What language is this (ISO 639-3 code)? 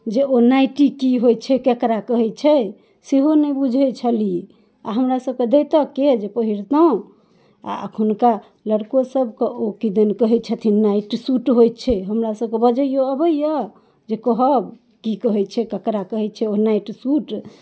mai